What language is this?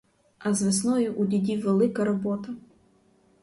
Ukrainian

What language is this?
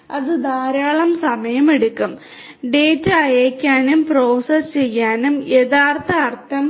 Malayalam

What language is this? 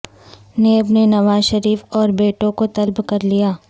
Urdu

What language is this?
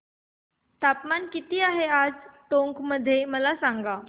Marathi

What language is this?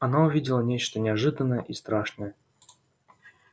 Russian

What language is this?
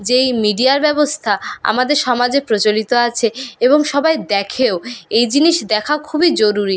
Bangla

